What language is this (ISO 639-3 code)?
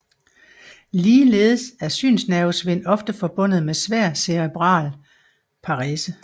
dan